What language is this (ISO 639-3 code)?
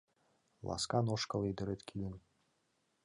chm